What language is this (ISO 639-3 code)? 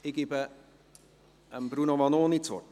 gsw